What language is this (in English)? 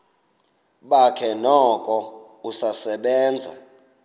Xhosa